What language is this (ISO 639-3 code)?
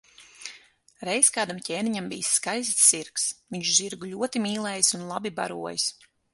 lav